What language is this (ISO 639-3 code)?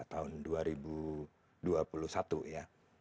ind